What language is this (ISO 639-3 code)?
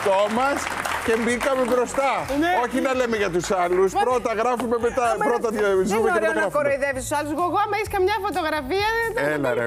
ell